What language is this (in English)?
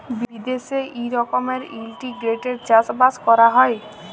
Bangla